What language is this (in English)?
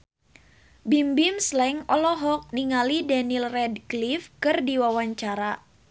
Sundanese